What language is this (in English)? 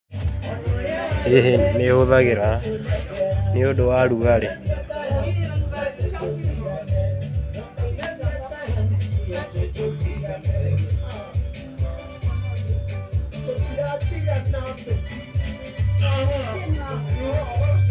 Kikuyu